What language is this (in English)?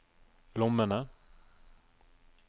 Norwegian